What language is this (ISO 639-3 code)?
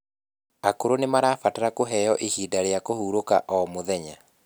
kik